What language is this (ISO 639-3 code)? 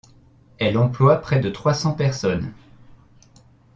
fra